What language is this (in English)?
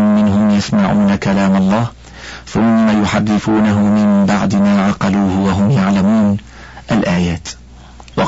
Arabic